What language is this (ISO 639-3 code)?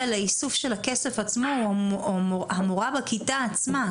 heb